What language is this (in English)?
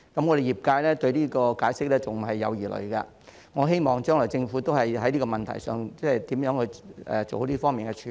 Cantonese